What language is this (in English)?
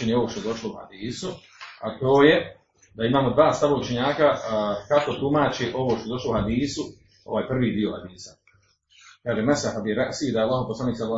Croatian